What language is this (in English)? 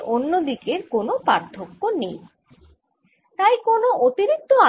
Bangla